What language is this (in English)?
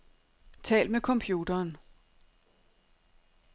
Danish